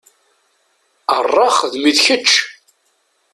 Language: Kabyle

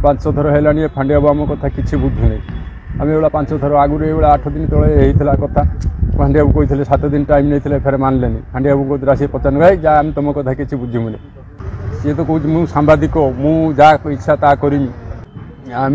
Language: Arabic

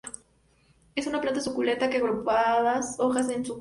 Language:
Spanish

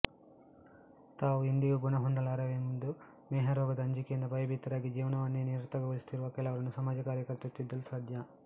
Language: Kannada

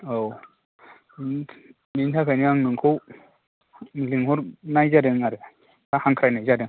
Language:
Bodo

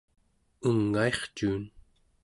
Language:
Central Yupik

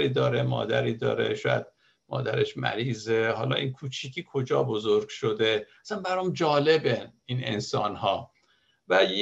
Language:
Persian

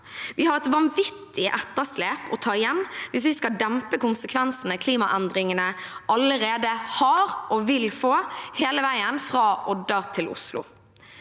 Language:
Norwegian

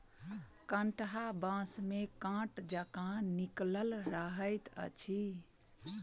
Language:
Maithili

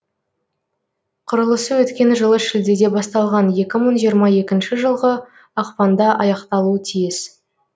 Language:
Kazakh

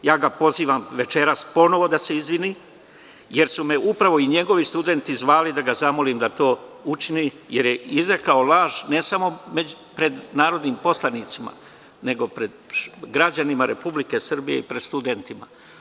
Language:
Serbian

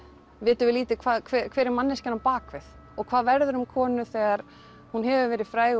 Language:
Icelandic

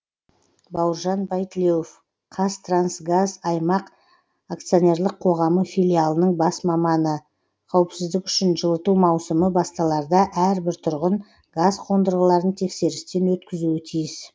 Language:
Kazakh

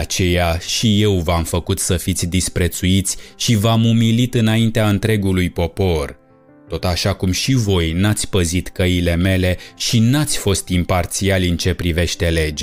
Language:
Romanian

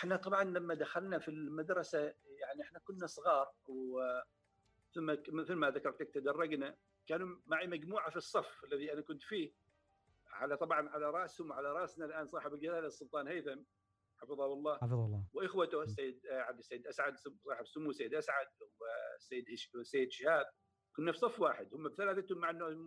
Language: Arabic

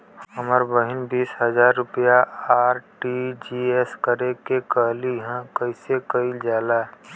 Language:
Bhojpuri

